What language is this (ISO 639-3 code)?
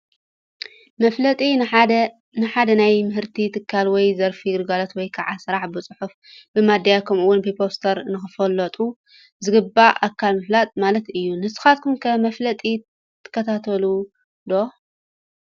tir